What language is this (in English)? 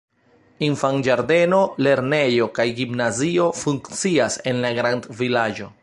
Esperanto